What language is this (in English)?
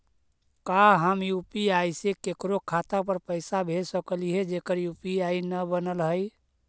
Magahi